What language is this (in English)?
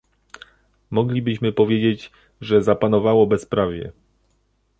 Polish